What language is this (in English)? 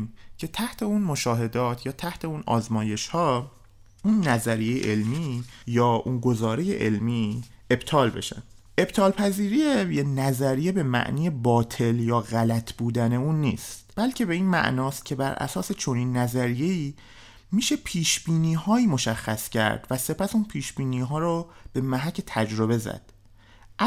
Persian